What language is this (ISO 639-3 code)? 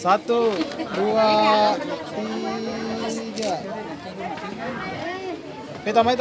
ind